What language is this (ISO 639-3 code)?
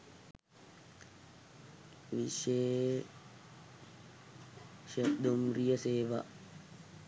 sin